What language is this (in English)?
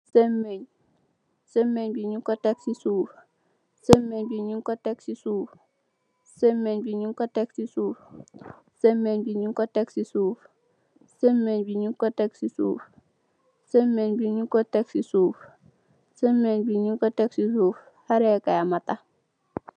Wolof